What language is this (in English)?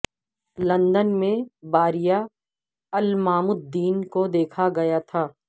Urdu